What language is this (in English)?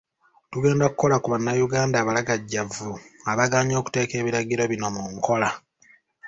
Ganda